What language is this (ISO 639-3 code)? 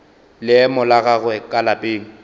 nso